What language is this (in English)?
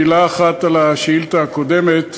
Hebrew